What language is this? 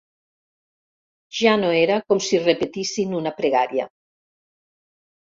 Catalan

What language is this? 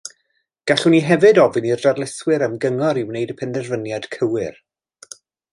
Welsh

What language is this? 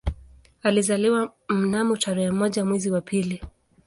Swahili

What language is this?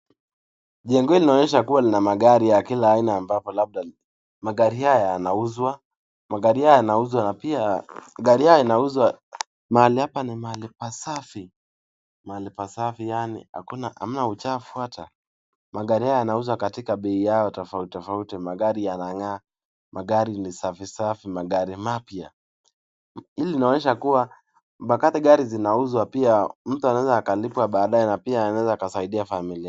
Swahili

